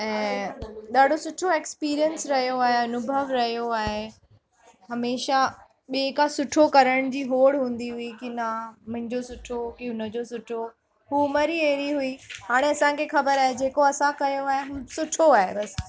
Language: Sindhi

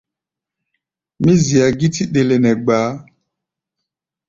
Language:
Gbaya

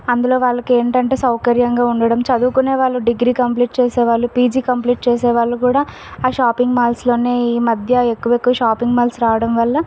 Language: Telugu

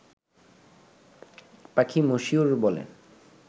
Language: Bangla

